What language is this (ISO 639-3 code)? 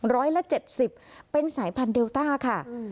tha